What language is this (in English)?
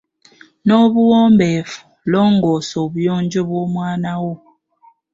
Ganda